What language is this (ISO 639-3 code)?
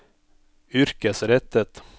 nor